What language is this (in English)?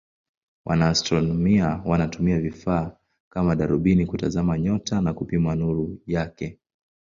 Swahili